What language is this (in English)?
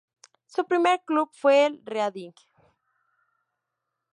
Spanish